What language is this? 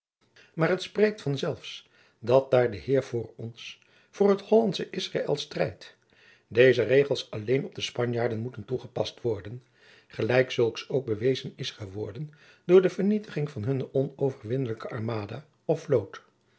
Dutch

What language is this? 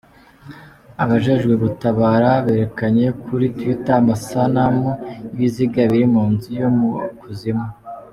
Kinyarwanda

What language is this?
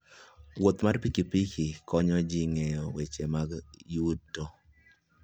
Luo (Kenya and Tanzania)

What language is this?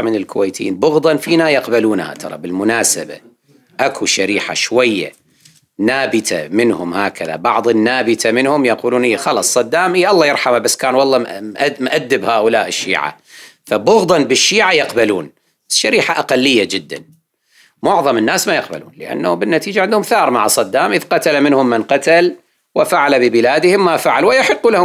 Arabic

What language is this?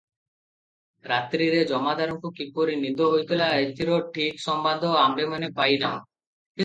Odia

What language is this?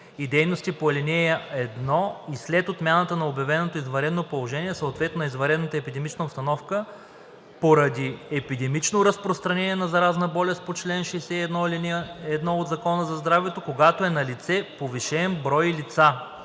Bulgarian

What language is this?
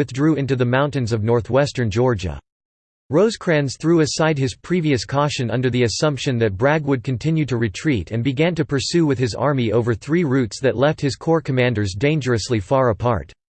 English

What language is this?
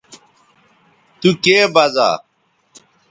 Bateri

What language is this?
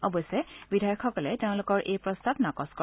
Assamese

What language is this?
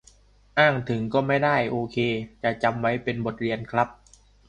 Thai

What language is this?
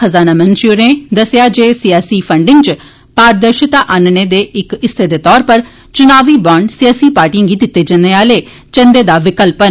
Dogri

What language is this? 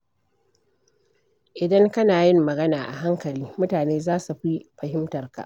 Hausa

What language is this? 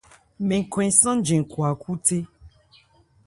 Ebrié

